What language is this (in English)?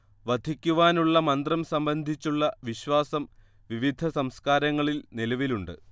Malayalam